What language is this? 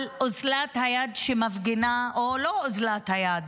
Hebrew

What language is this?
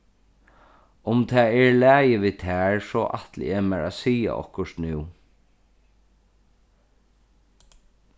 Faroese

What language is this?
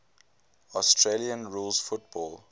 English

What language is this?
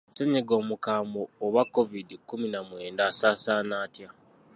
Ganda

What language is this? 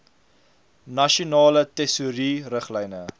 Afrikaans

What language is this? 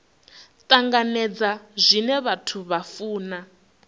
Venda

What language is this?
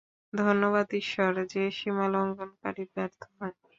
Bangla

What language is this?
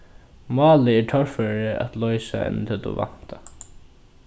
Faroese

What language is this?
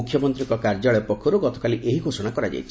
Odia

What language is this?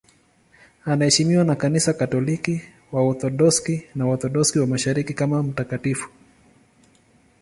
Swahili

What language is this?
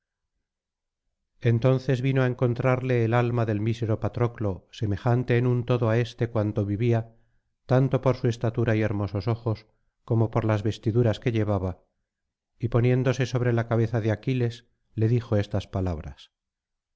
Spanish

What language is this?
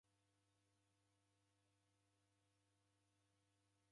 Taita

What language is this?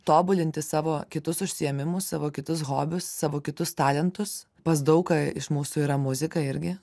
Lithuanian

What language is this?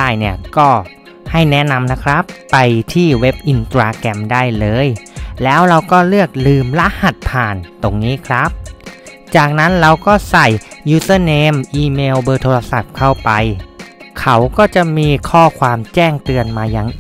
Thai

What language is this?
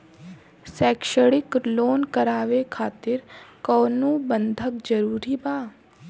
Bhojpuri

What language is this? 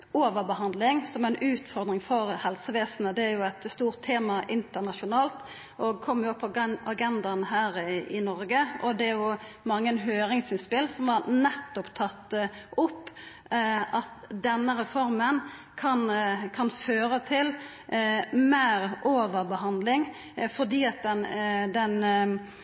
Norwegian Nynorsk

